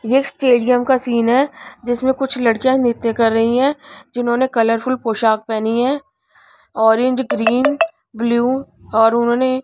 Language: Hindi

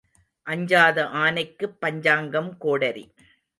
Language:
Tamil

